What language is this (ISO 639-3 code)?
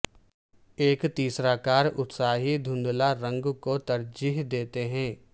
urd